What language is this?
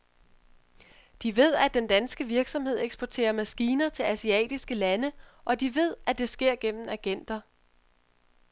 Danish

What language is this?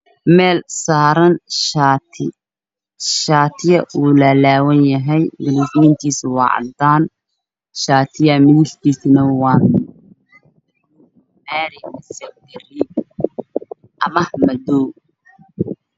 Somali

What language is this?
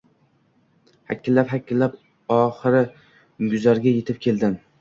Uzbek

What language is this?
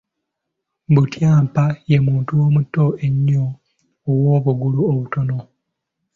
Ganda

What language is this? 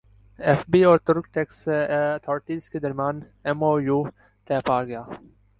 Urdu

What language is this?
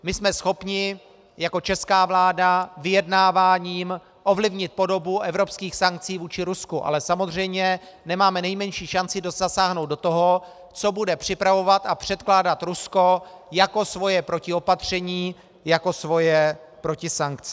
Czech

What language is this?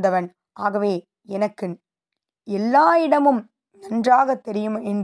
Tamil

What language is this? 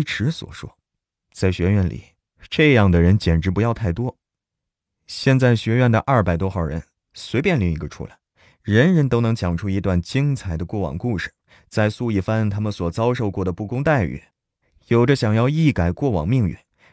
Chinese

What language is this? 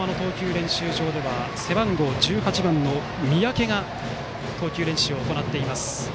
Japanese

